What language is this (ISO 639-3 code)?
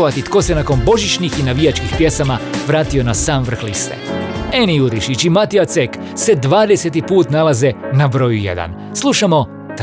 hrv